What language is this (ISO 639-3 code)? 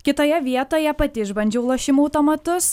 lit